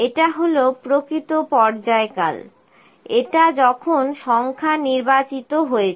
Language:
Bangla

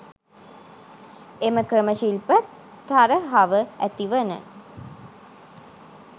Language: Sinhala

